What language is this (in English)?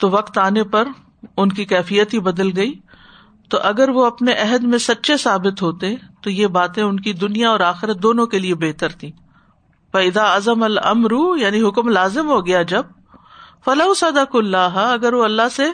Urdu